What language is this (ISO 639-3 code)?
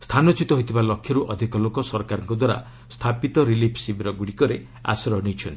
ori